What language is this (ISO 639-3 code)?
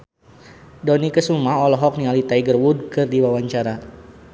sun